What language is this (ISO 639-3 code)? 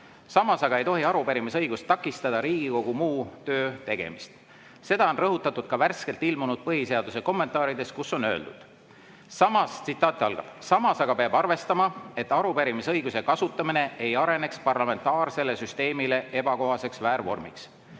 est